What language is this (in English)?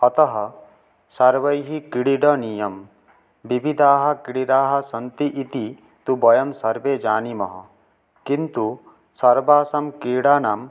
Sanskrit